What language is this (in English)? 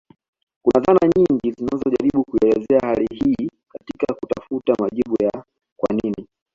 Swahili